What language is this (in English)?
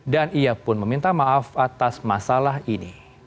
Indonesian